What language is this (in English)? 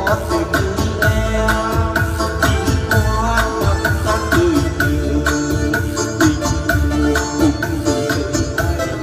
Vietnamese